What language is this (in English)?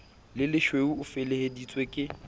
Southern Sotho